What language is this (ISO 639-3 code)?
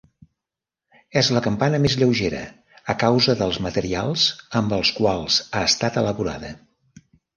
cat